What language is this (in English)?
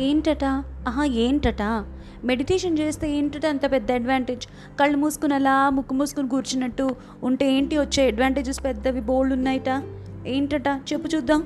Telugu